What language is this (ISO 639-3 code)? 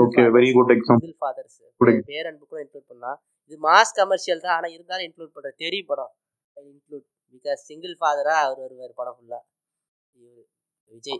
tam